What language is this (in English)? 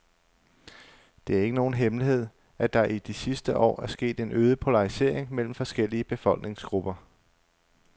Danish